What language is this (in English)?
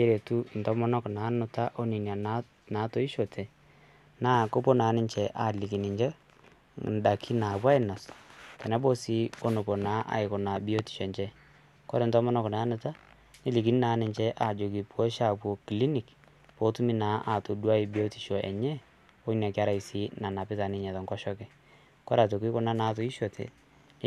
Masai